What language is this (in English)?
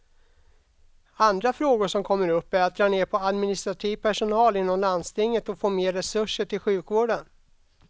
Swedish